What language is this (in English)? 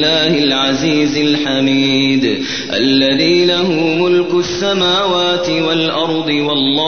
Arabic